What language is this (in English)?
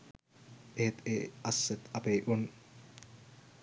Sinhala